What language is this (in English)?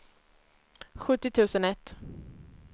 Swedish